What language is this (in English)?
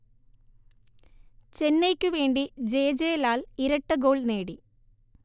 Malayalam